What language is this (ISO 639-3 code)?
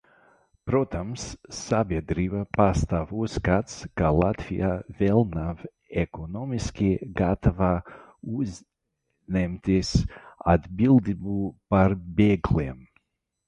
lav